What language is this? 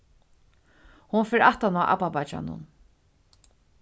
Faroese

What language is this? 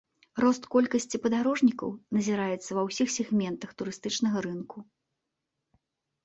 Belarusian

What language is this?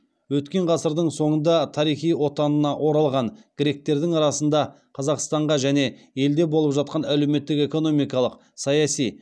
Kazakh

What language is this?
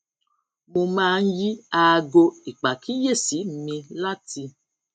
Yoruba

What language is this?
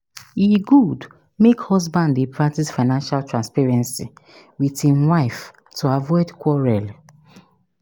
Nigerian Pidgin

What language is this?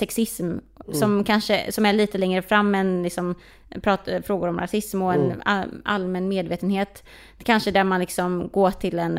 Swedish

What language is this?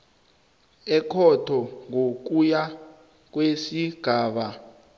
South Ndebele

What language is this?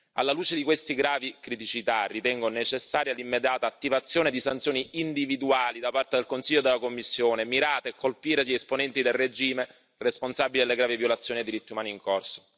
Italian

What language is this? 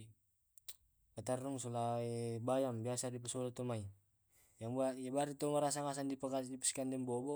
Tae'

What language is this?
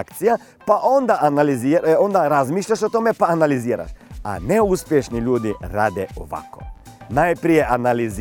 Croatian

